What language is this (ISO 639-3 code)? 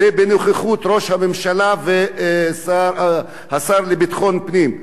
heb